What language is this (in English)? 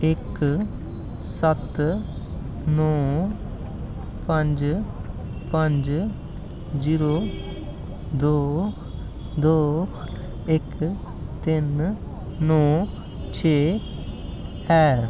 Dogri